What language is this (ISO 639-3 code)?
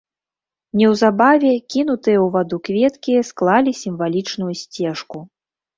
bel